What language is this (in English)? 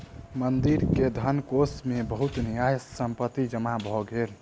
Maithili